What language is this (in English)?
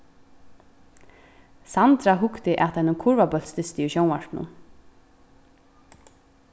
Faroese